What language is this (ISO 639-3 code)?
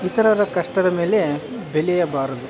kan